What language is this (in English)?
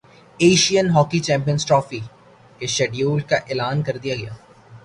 Urdu